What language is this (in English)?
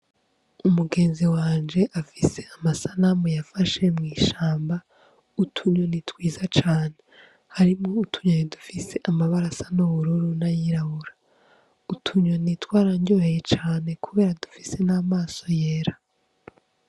Rundi